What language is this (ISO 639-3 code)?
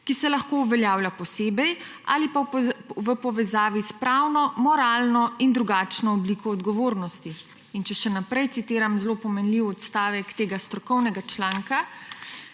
slv